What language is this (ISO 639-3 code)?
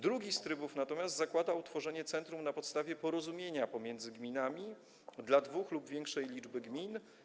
pol